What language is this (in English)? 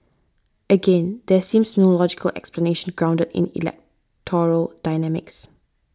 English